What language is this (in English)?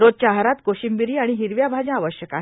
Marathi